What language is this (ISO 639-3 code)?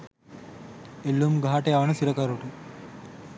sin